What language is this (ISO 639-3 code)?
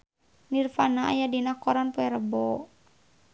sun